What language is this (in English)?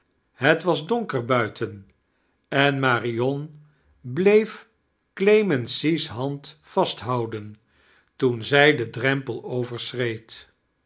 Dutch